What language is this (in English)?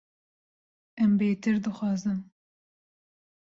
Kurdish